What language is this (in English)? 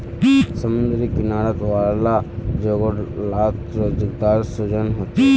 Magahi